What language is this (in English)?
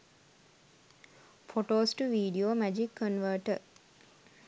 Sinhala